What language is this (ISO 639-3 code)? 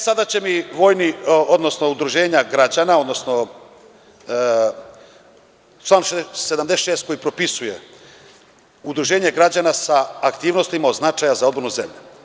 srp